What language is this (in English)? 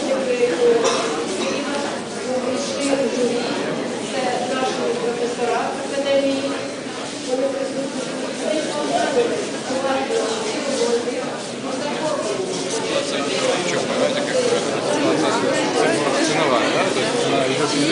Ukrainian